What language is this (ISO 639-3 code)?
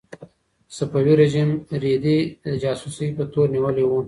pus